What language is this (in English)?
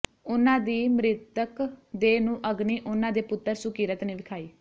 Punjabi